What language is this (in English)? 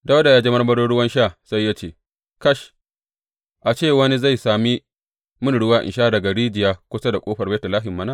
Hausa